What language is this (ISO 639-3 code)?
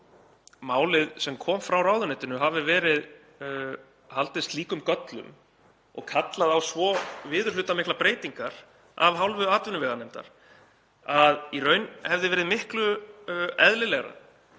isl